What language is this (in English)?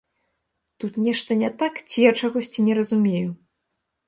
Belarusian